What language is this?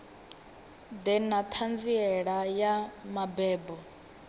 Venda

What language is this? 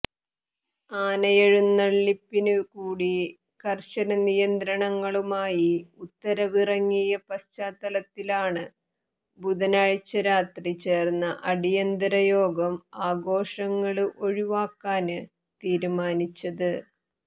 Malayalam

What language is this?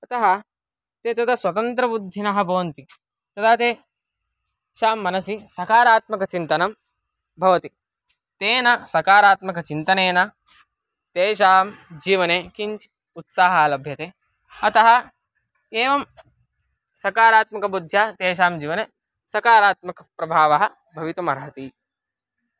Sanskrit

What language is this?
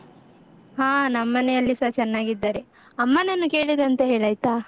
Kannada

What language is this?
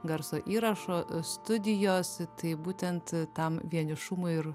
Lithuanian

